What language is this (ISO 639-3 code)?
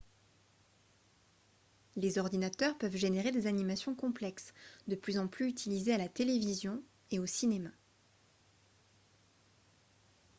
fra